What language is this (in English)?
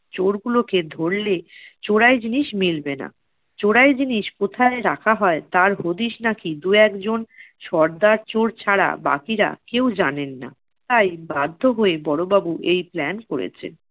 Bangla